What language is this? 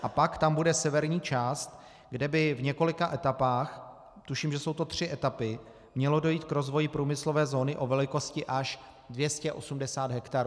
Czech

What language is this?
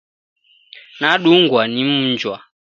Taita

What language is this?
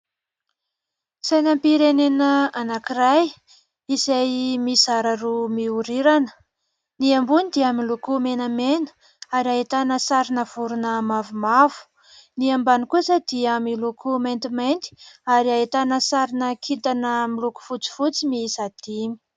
Malagasy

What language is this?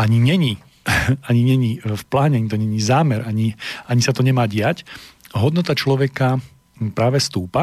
Slovak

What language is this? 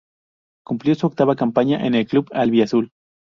Spanish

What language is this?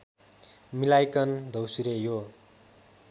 Nepali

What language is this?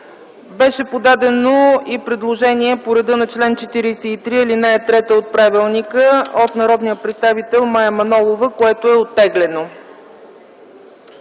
Bulgarian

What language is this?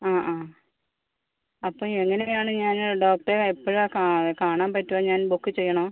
Malayalam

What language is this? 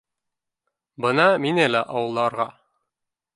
Bashkir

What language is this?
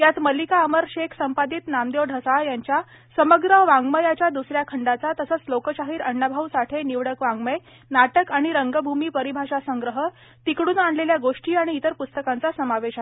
Marathi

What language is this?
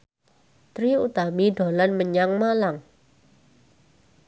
Javanese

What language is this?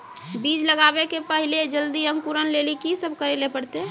Maithili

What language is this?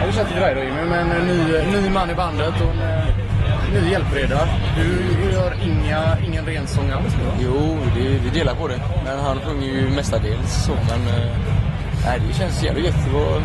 Swedish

